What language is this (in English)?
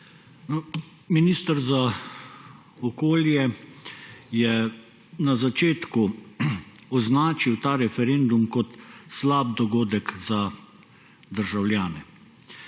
Slovenian